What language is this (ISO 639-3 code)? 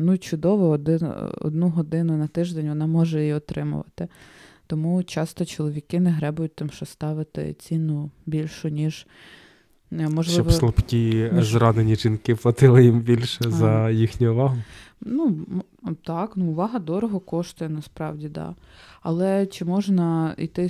ukr